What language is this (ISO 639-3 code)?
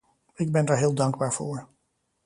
nld